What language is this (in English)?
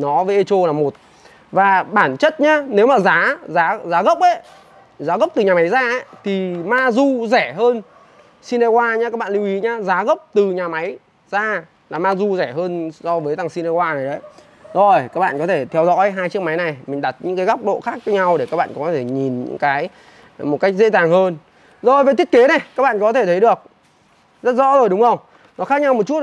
Vietnamese